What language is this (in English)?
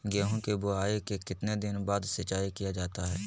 Magahi